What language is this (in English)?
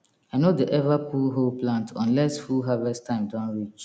Nigerian Pidgin